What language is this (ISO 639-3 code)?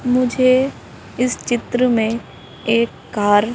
hin